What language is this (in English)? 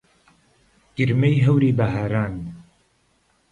Central Kurdish